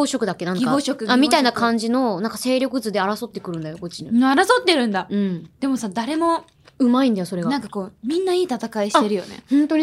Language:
Japanese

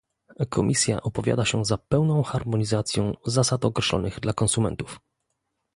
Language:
Polish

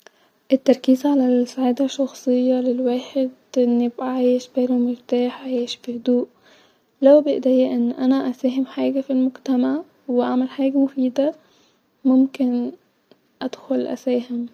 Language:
Egyptian Arabic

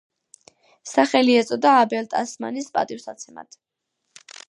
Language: Georgian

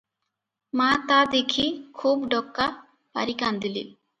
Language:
Odia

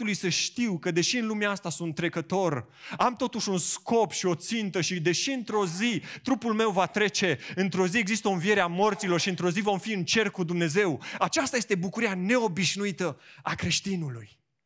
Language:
Romanian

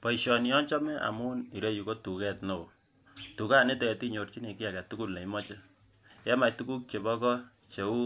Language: Kalenjin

